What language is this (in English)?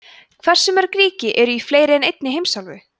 Icelandic